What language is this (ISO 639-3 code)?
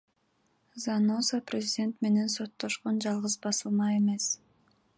kir